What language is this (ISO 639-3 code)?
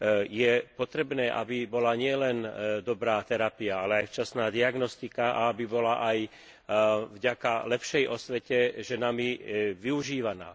slk